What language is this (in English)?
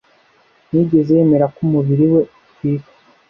Kinyarwanda